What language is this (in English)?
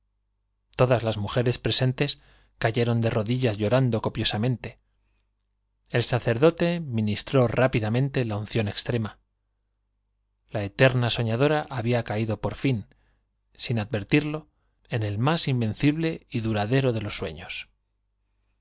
Spanish